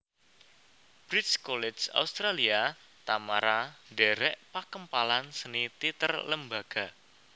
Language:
Javanese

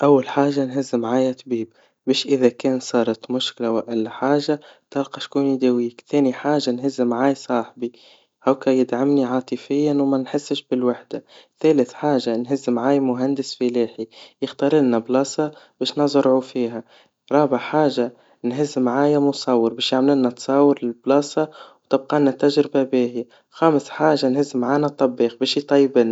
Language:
Tunisian Arabic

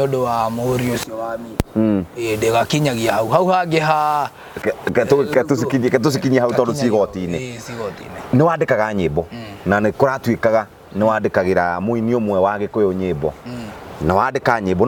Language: Swahili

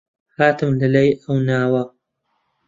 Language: Central Kurdish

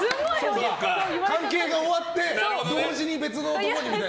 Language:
Japanese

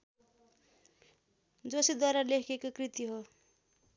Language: Nepali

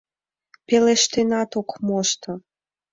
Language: Mari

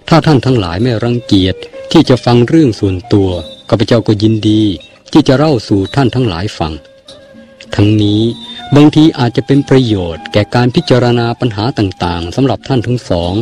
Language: Thai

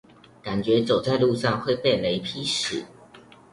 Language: Chinese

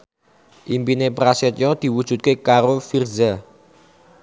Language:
Javanese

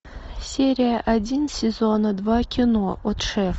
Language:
Russian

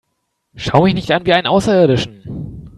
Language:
German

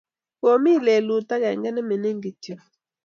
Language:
Kalenjin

